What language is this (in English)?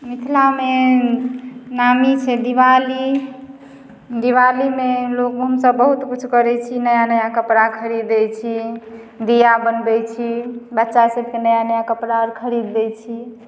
Maithili